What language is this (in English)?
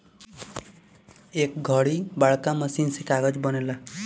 Bhojpuri